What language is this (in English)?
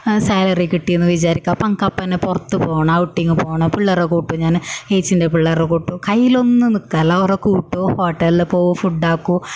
Malayalam